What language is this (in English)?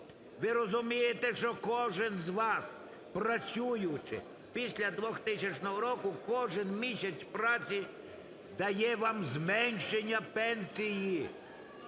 Ukrainian